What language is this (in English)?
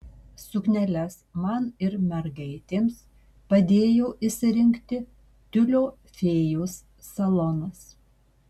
Lithuanian